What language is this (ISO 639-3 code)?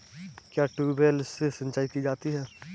hin